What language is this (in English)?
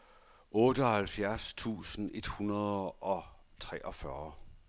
Danish